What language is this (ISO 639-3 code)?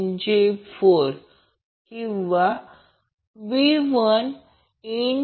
mar